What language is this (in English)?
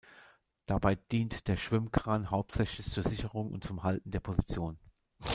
German